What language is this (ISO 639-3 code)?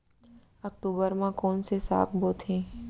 hne